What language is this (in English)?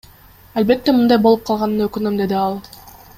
Kyrgyz